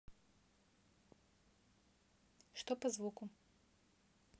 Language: Russian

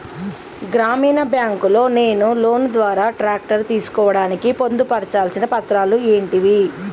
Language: Telugu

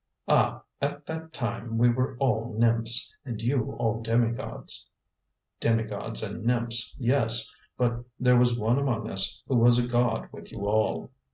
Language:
English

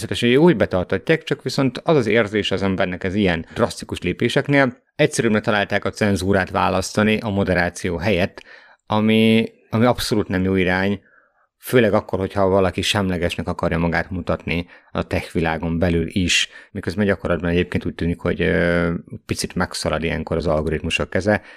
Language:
Hungarian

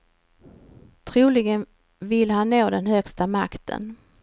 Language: Swedish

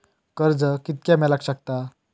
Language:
Marathi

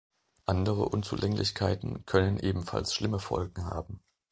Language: German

